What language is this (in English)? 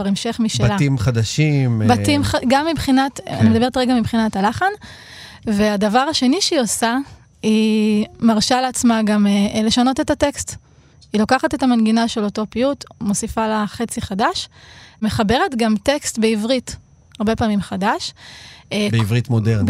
Hebrew